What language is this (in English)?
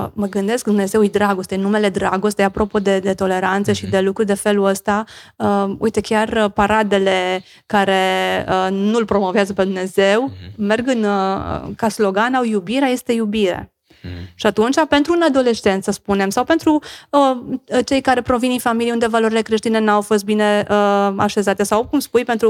Romanian